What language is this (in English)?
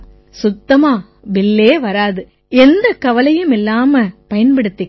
Tamil